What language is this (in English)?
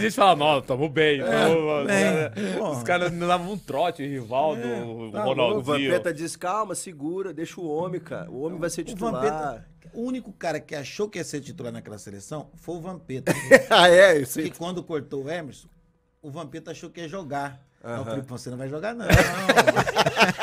Portuguese